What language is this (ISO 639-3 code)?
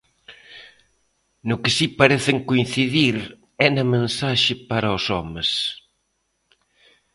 glg